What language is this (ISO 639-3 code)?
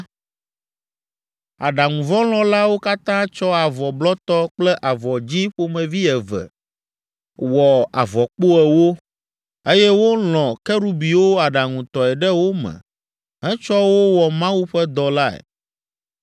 ewe